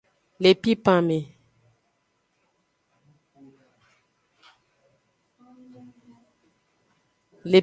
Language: Aja (Benin)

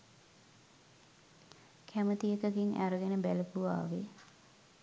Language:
Sinhala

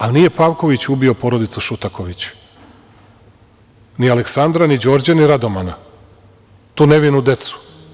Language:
Serbian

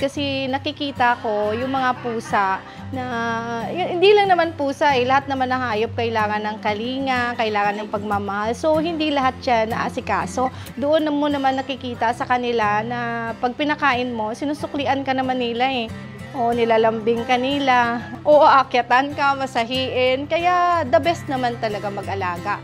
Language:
Filipino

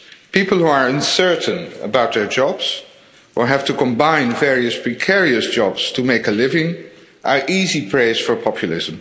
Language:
English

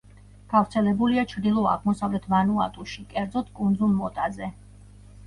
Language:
Georgian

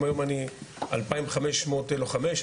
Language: Hebrew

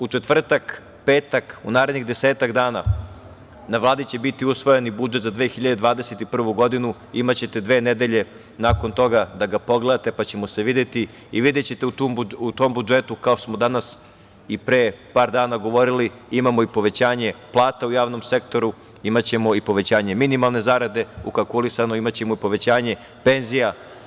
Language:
Serbian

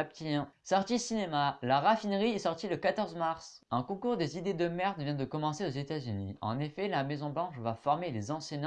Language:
French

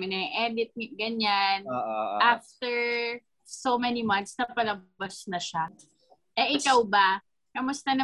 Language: Filipino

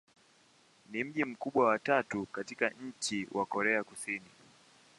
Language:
Swahili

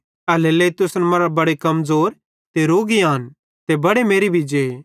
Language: Bhadrawahi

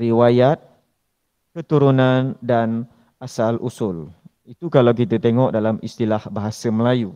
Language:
Malay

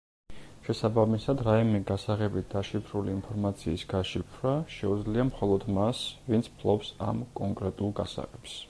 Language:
Georgian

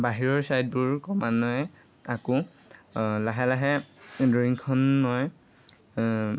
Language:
Assamese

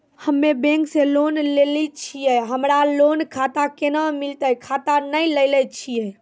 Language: Maithili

